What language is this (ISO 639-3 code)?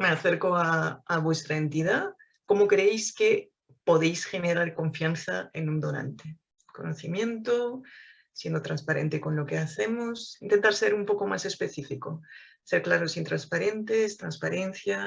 spa